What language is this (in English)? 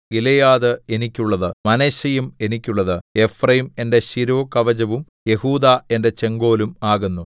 Malayalam